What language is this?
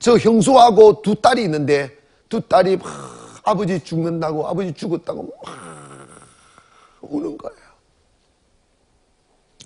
Korean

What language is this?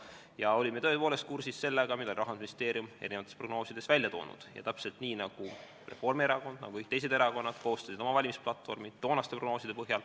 Estonian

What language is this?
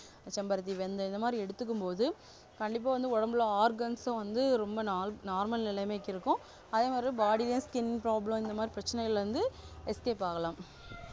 Tamil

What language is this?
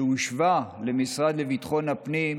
Hebrew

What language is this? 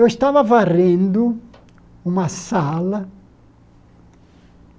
Portuguese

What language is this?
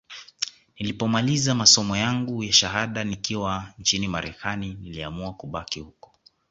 Swahili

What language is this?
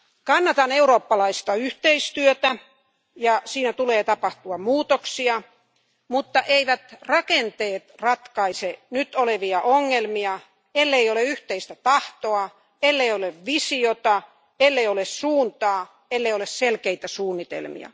Finnish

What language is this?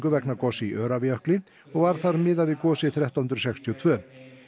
Icelandic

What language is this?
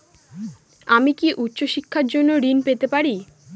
Bangla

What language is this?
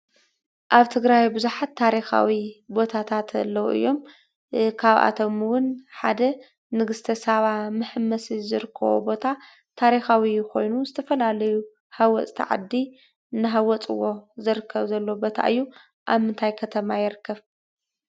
Tigrinya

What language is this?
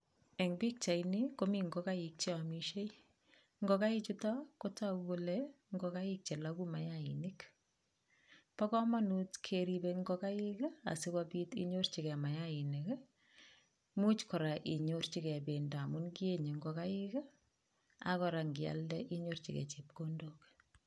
Kalenjin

